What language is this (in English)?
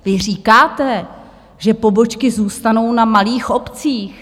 Czech